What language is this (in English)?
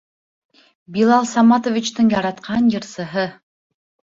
Bashkir